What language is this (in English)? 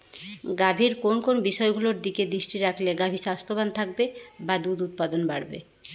Bangla